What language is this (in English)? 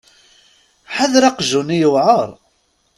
Kabyle